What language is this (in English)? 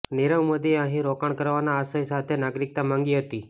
Gujarati